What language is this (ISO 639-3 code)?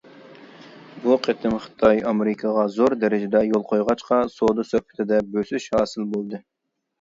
uig